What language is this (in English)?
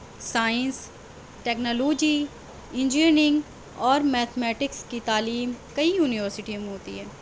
Urdu